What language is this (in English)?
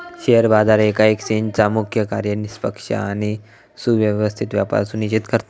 Marathi